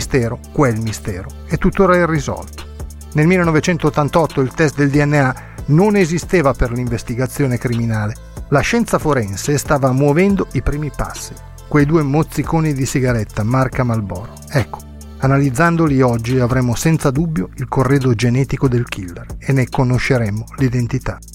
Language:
Italian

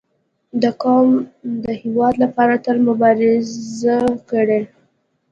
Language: Pashto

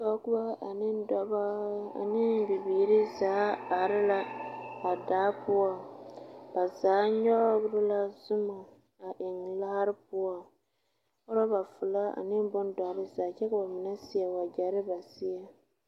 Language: Southern Dagaare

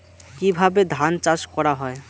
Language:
Bangla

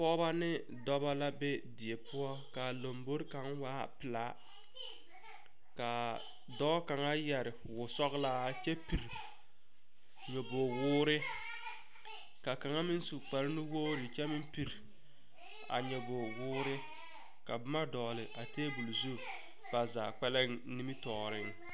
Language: Southern Dagaare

